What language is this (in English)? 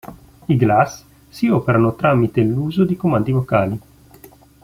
Italian